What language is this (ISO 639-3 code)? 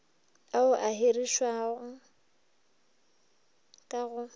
nso